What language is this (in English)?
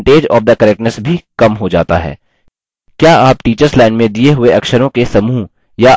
Hindi